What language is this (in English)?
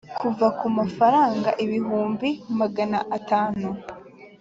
Kinyarwanda